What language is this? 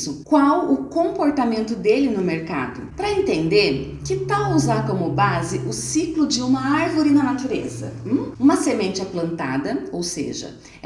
Portuguese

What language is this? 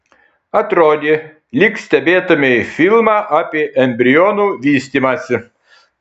Lithuanian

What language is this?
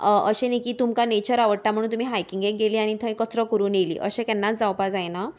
Konkani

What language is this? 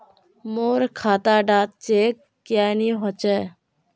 Magahi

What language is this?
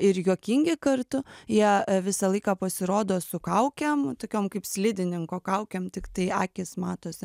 Lithuanian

